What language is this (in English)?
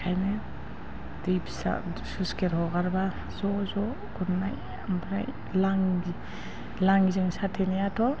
Bodo